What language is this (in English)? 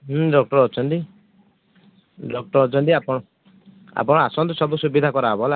Odia